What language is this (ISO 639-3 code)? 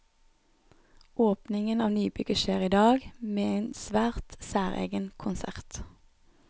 nor